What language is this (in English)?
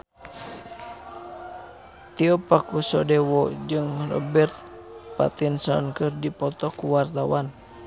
Sundanese